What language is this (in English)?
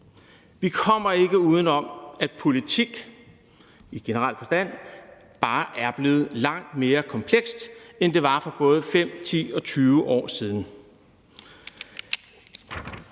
Danish